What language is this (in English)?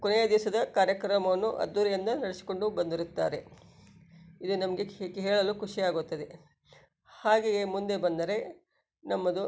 Kannada